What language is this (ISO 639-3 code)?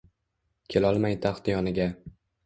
uzb